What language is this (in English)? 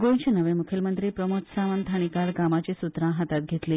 Konkani